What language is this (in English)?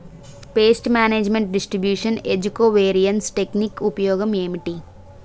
Telugu